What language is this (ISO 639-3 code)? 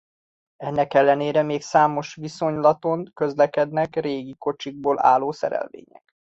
hun